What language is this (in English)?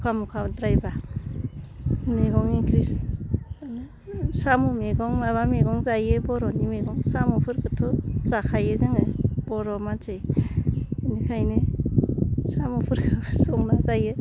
Bodo